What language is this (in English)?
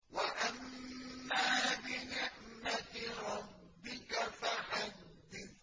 Arabic